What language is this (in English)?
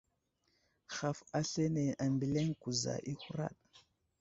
Wuzlam